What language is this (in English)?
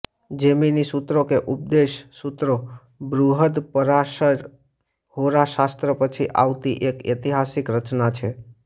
Gujarati